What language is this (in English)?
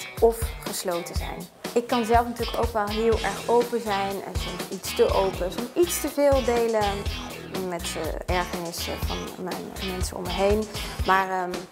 Dutch